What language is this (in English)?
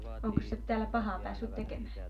Finnish